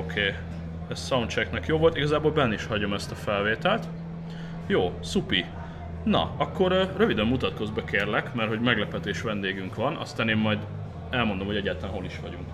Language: Hungarian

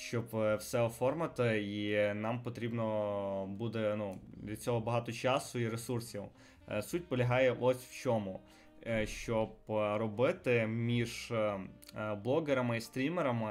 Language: Ukrainian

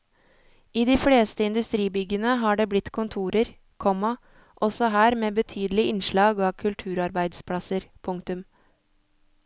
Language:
Norwegian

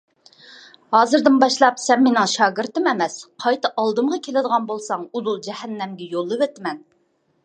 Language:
Uyghur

